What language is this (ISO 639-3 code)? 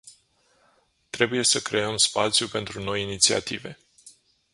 ron